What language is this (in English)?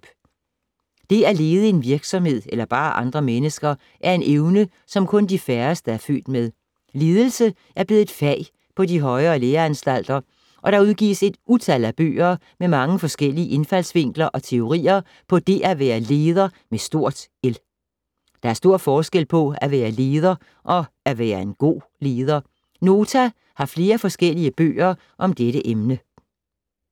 Danish